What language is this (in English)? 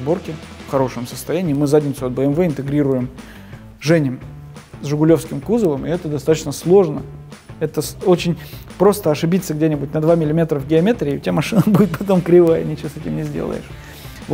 Russian